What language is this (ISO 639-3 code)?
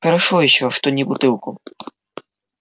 rus